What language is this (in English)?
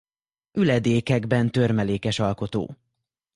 Hungarian